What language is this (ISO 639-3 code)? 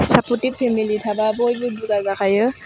brx